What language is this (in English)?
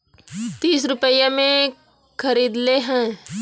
Bhojpuri